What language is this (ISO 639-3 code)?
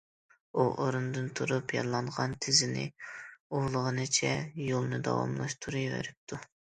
uig